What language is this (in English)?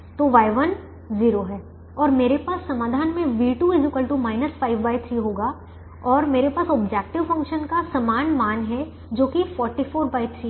Hindi